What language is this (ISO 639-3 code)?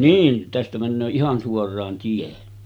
fin